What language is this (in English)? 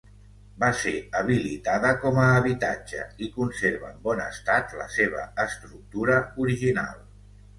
Catalan